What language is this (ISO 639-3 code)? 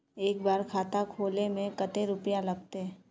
mag